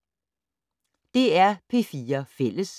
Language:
Danish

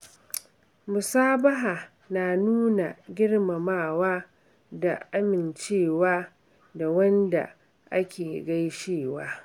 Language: Hausa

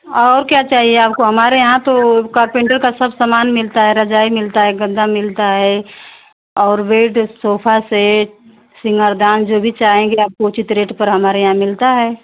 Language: Hindi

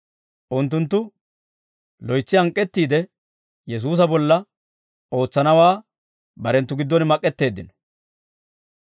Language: Dawro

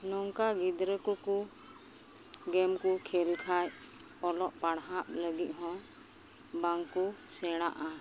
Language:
Santali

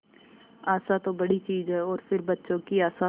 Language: Hindi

